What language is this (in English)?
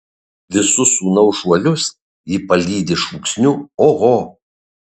Lithuanian